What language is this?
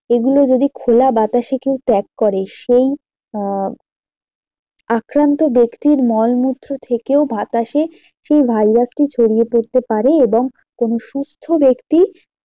Bangla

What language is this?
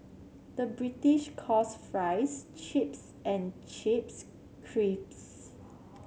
English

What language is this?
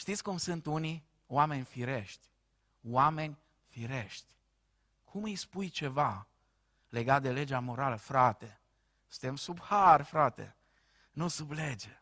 Romanian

